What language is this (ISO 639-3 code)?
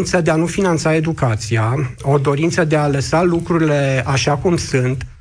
ron